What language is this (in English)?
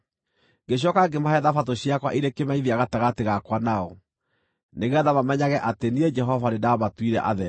Kikuyu